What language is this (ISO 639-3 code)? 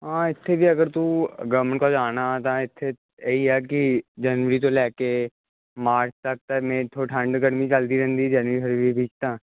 pan